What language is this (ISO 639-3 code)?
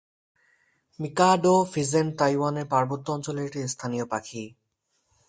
ben